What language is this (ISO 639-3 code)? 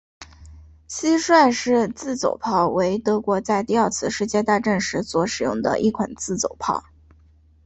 zho